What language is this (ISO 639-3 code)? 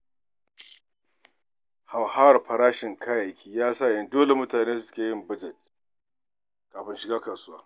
hau